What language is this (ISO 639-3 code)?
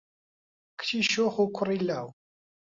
ckb